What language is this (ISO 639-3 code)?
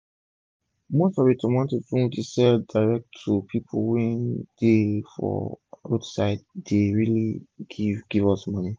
pcm